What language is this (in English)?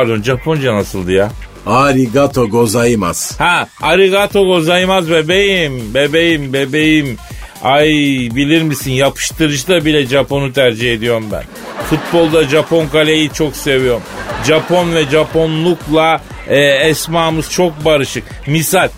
Turkish